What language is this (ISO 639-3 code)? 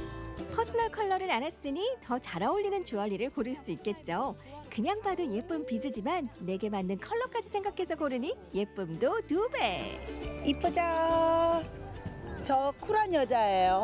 kor